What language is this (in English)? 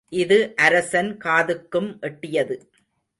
Tamil